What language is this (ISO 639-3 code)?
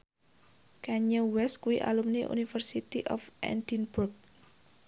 jav